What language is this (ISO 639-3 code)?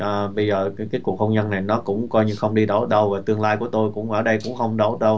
vie